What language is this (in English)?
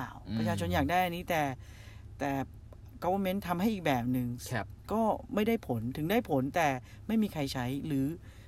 Thai